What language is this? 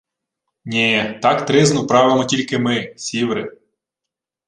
Ukrainian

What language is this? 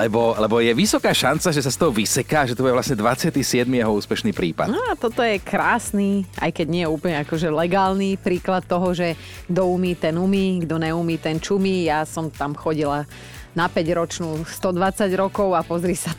Slovak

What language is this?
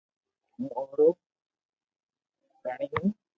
Loarki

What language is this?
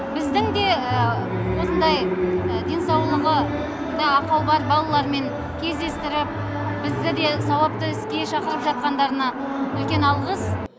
Kazakh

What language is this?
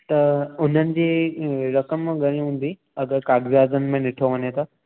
Sindhi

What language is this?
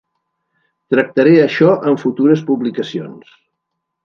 Catalan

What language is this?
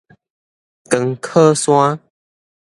Min Nan Chinese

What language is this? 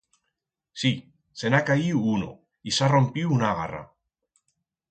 Aragonese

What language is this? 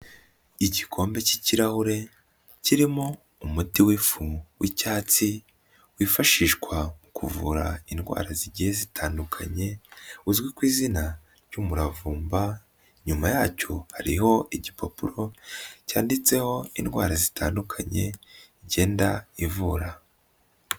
Kinyarwanda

